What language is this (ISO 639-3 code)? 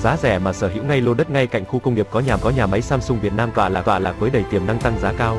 vie